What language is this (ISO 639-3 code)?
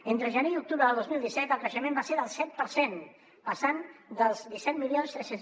cat